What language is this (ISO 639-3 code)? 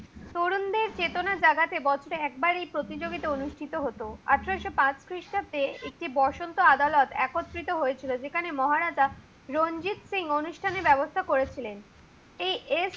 ben